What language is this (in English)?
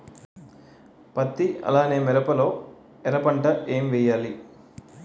Telugu